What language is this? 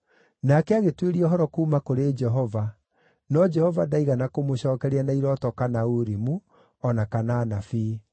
Kikuyu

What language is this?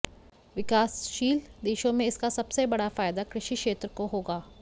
Hindi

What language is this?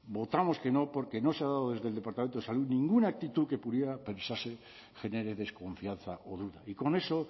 Spanish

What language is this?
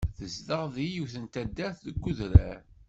Kabyle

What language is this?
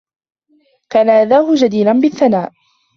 Arabic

